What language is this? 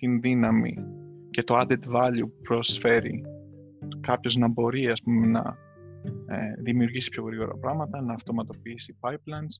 Greek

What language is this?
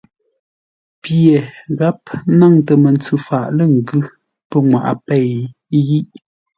Ngombale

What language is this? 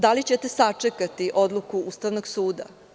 Serbian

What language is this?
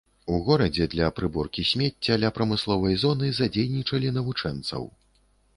Belarusian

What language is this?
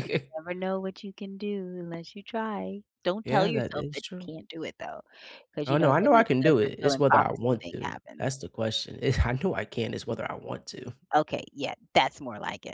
English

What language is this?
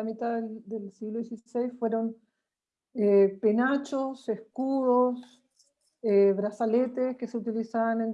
Spanish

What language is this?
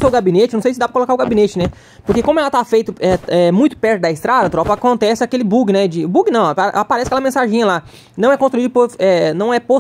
Portuguese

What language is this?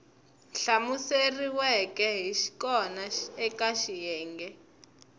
Tsonga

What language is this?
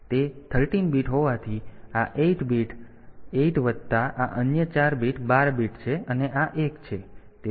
Gujarati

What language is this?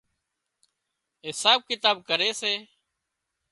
Wadiyara Koli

